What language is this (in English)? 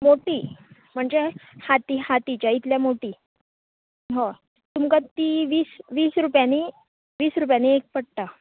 Konkani